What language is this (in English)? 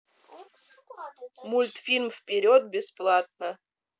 Russian